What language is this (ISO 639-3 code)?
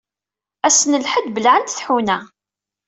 kab